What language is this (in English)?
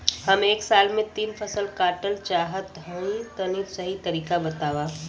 Bhojpuri